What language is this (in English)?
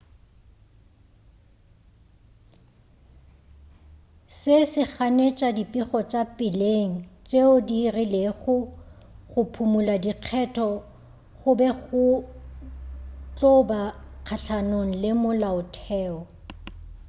Northern Sotho